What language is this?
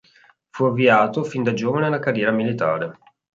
Italian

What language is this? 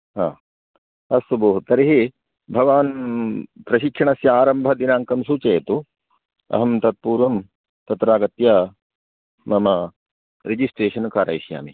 Sanskrit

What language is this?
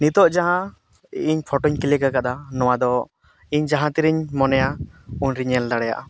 Santali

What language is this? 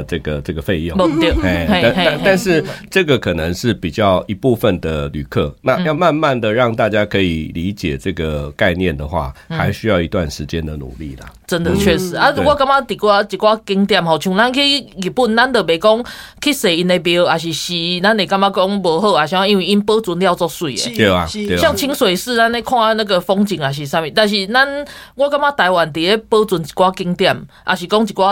Chinese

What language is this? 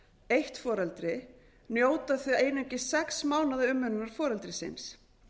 Icelandic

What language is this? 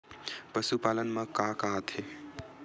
Chhattisgarhi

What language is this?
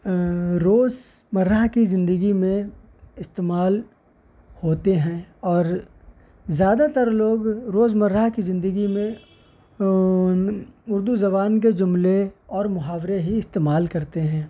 Urdu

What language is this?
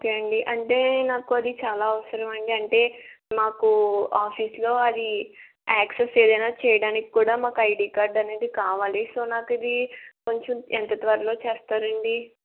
Telugu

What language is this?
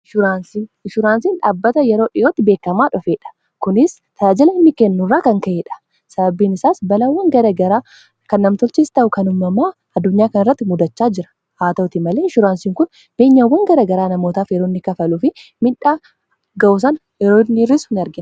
Oromo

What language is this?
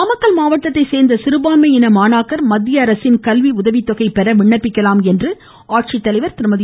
Tamil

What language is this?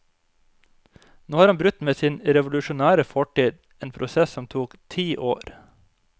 Norwegian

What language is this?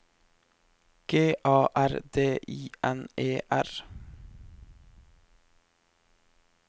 Norwegian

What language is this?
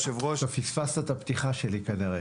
Hebrew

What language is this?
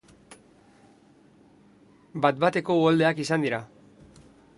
Basque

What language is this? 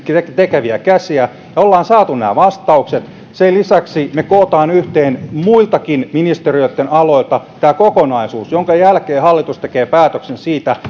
Finnish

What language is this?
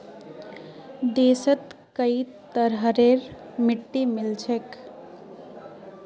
Magahi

